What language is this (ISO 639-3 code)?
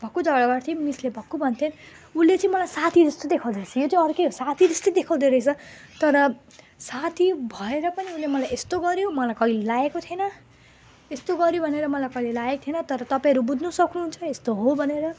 nep